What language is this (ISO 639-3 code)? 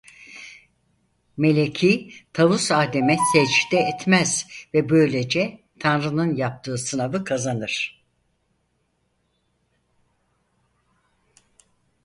tur